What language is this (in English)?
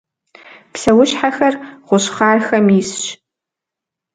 Kabardian